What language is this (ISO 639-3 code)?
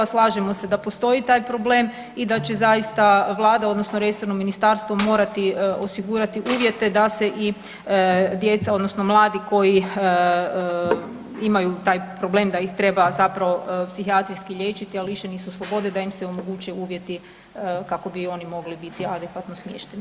hrv